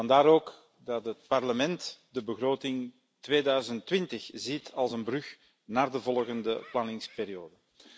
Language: Dutch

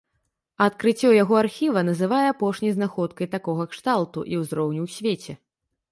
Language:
Belarusian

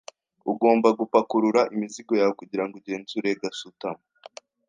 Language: Kinyarwanda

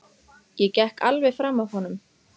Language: Icelandic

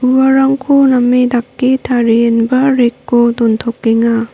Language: Garo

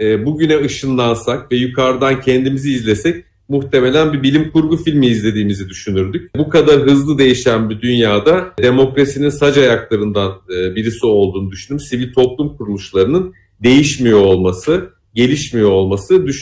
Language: Turkish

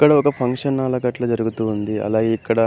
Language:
Telugu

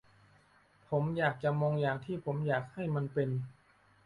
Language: Thai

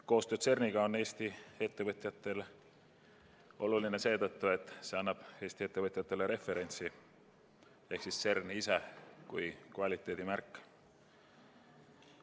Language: Estonian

